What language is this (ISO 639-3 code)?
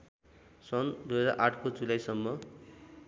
nep